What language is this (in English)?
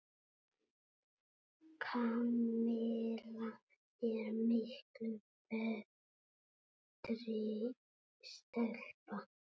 Icelandic